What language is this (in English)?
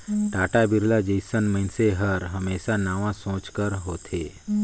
Chhattisgarhi